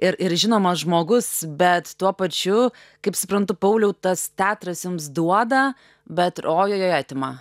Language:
Lithuanian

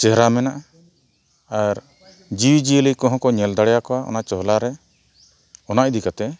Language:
Santali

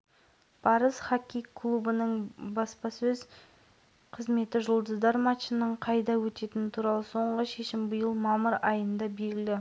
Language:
Kazakh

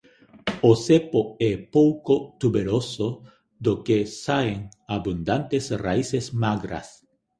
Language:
Galician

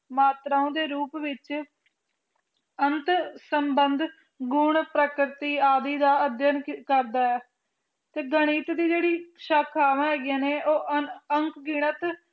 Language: Punjabi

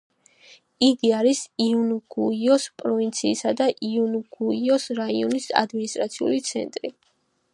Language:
Georgian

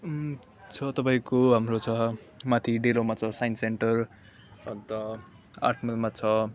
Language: Nepali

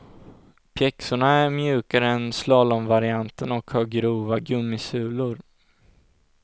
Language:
Swedish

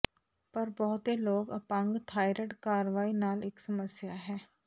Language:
Punjabi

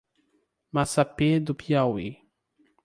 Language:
Portuguese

